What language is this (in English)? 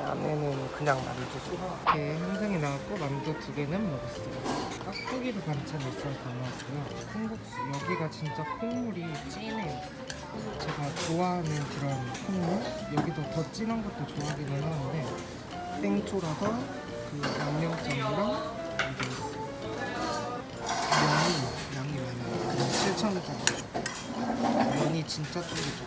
Korean